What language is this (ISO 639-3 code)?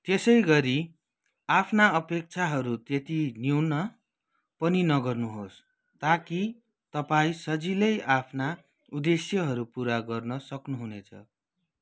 nep